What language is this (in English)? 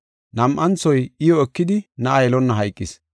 Gofa